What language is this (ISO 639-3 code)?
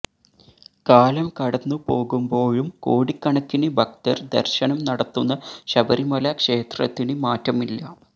mal